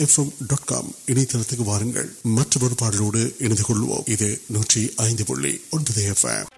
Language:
Urdu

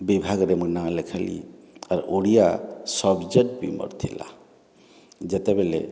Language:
Odia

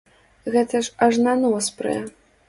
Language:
Belarusian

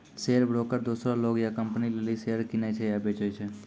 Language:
Maithili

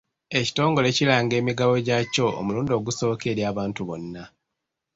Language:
Ganda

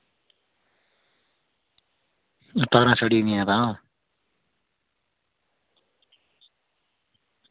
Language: Dogri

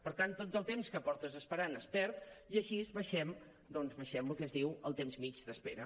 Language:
Catalan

